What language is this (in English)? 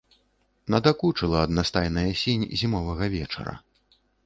Belarusian